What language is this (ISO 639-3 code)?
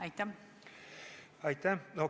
est